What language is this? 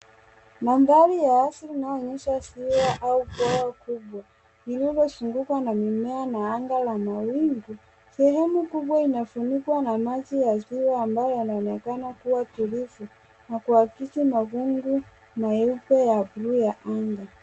Swahili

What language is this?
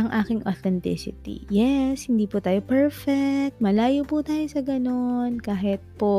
Filipino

